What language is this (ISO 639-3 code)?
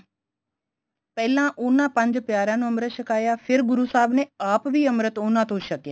pan